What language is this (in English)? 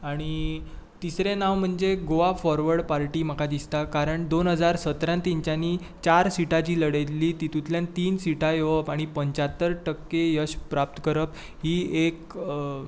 Konkani